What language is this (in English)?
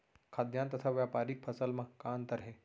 Chhattisgarhi